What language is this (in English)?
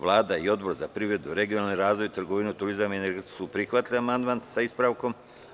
Serbian